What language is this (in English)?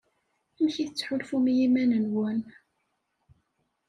Kabyle